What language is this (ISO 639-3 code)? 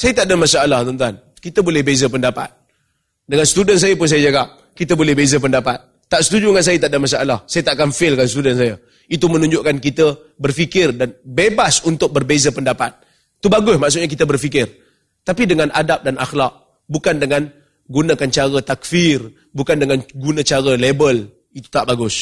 msa